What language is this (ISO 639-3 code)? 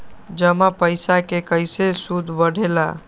mag